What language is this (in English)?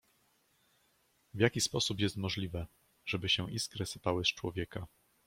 Polish